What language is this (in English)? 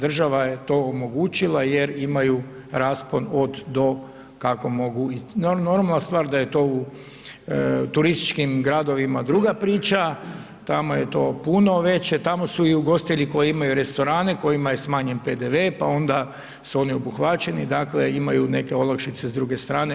Croatian